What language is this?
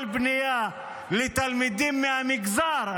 Hebrew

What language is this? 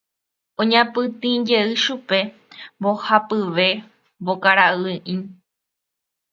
Guarani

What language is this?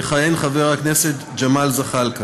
Hebrew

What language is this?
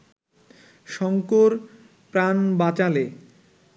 Bangla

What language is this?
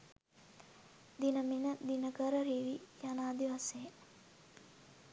Sinhala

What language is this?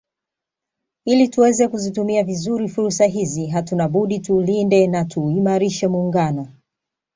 Swahili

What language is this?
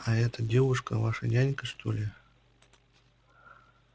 Russian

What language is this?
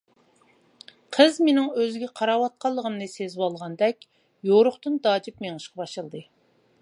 Uyghur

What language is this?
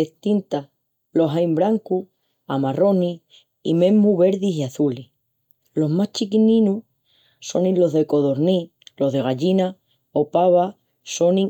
Extremaduran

